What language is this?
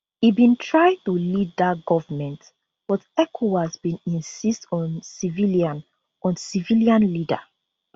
Nigerian Pidgin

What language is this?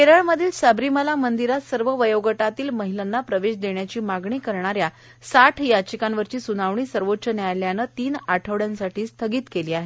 Marathi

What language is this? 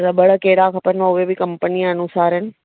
Sindhi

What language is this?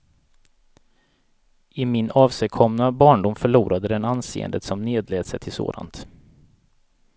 Swedish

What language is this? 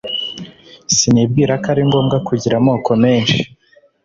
Kinyarwanda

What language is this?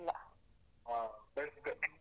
Kannada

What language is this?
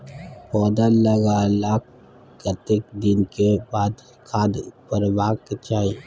Maithili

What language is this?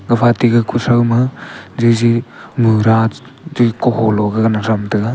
Wancho Naga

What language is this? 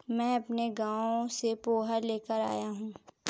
Hindi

